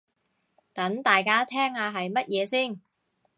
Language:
Cantonese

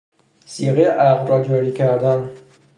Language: Persian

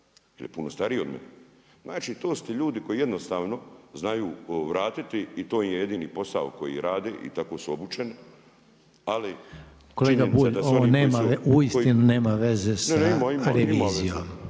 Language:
Croatian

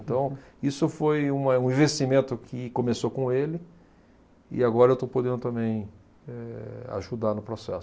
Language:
Portuguese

